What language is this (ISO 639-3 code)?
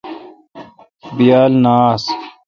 xka